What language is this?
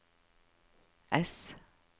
Norwegian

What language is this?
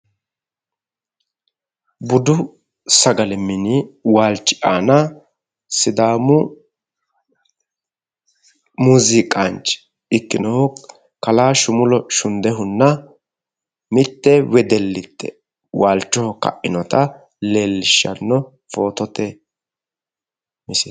Sidamo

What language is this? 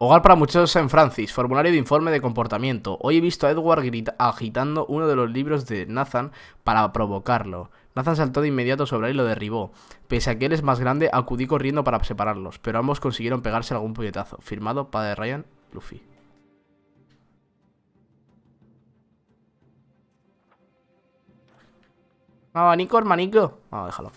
Spanish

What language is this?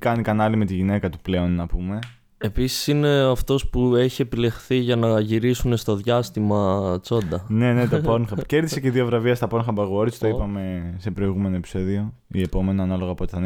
Greek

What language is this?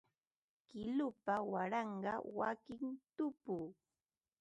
Ambo-Pasco Quechua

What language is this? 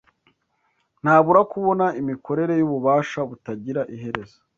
Kinyarwanda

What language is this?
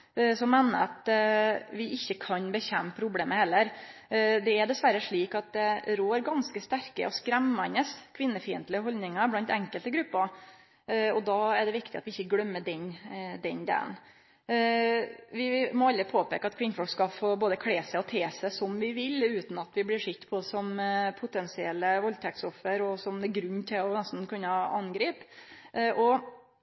Norwegian Nynorsk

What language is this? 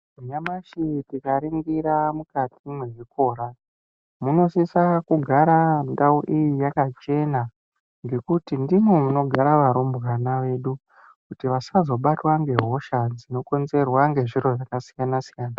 Ndau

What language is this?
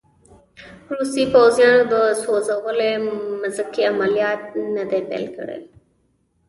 Pashto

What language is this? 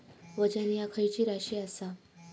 Marathi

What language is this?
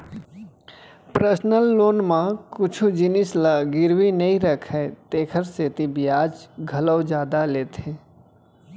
Chhattisgarhi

